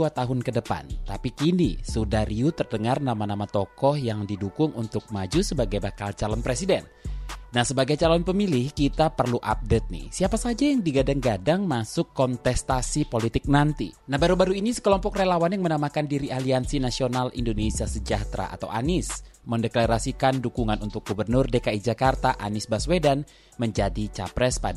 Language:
Indonesian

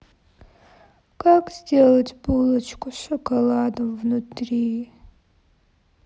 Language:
Russian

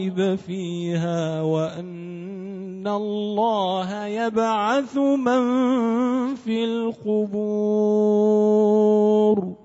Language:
Arabic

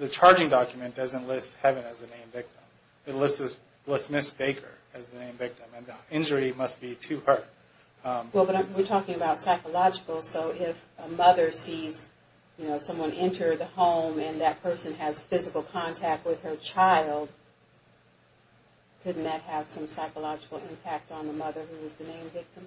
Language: English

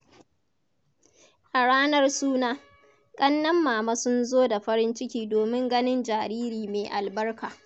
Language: Hausa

